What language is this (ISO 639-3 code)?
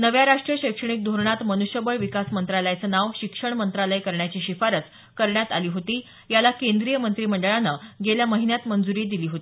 mar